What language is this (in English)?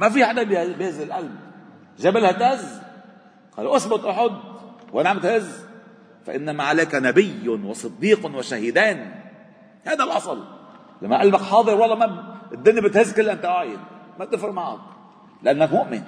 Arabic